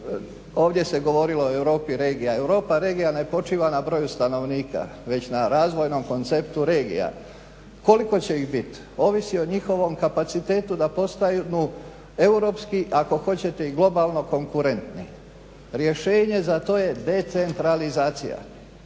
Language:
Croatian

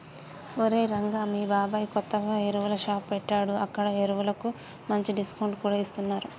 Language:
Telugu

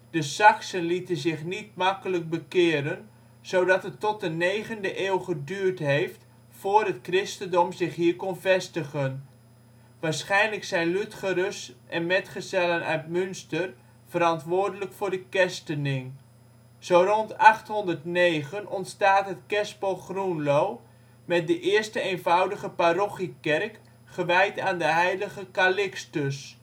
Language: Dutch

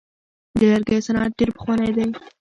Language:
Pashto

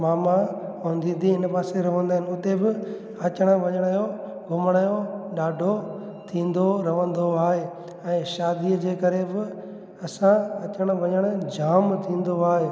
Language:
Sindhi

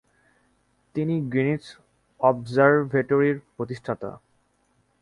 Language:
Bangla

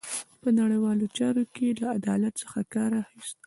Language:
Pashto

